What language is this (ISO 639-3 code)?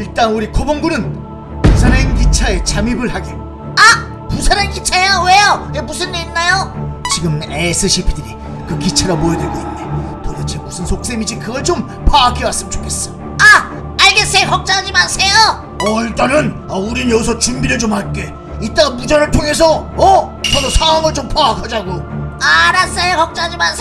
kor